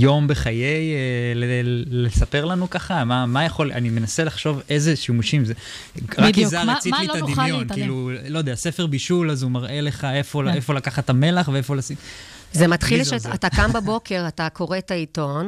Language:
Hebrew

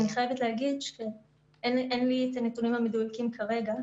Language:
Hebrew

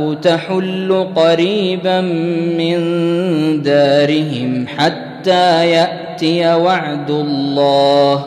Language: Arabic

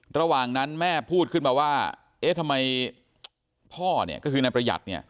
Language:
Thai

